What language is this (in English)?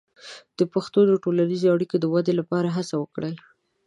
Pashto